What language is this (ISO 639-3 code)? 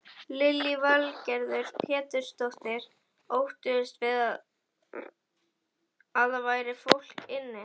isl